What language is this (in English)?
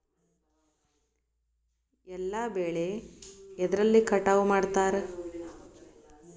Kannada